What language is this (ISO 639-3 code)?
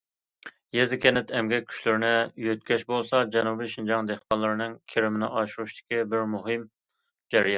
uig